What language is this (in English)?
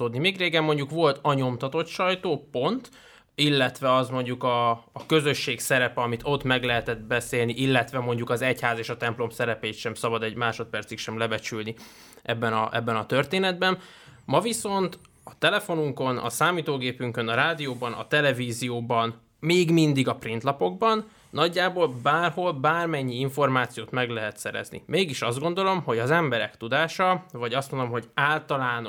Hungarian